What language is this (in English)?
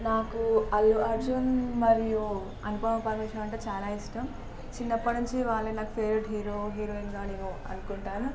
Telugu